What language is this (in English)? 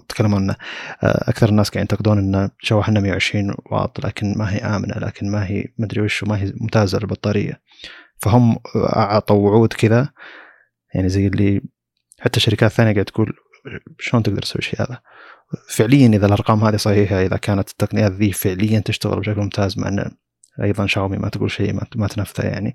Arabic